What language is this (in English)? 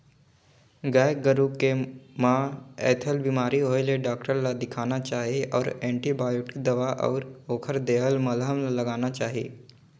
Chhattisgarhi